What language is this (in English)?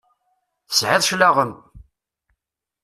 Kabyle